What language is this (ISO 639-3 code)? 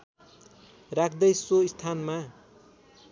nep